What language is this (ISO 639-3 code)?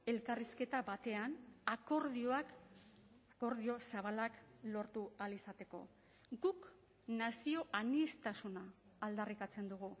eus